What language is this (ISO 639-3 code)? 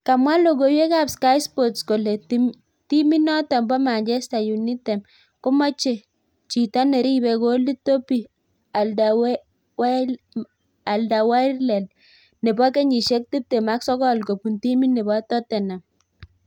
kln